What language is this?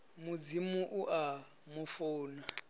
Venda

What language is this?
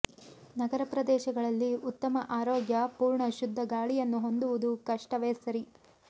Kannada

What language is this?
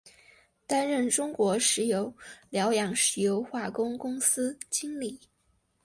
Chinese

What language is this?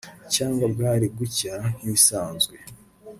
Kinyarwanda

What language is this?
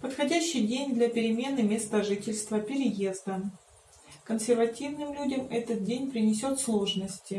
Russian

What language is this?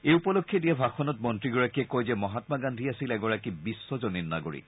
Assamese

